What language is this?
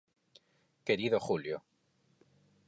Galician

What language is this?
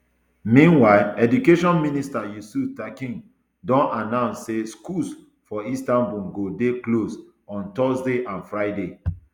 Nigerian Pidgin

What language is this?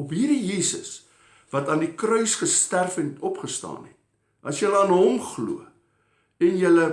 Dutch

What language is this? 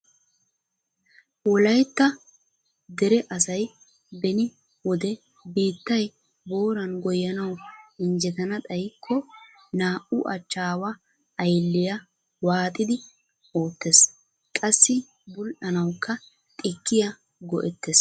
Wolaytta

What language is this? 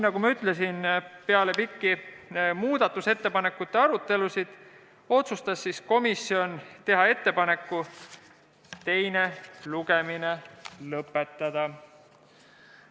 Estonian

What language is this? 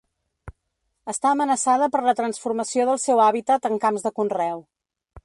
Catalan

